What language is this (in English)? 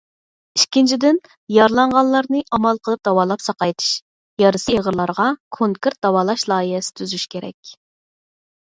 Uyghur